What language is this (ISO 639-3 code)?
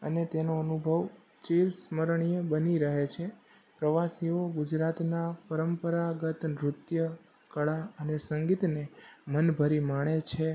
guj